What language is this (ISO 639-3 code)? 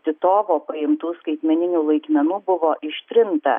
lit